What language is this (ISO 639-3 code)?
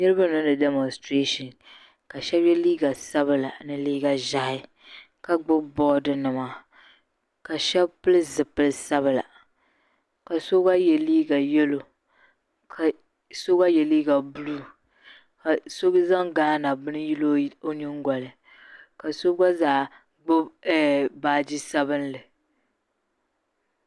dag